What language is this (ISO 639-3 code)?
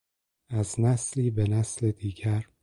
fas